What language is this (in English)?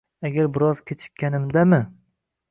Uzbek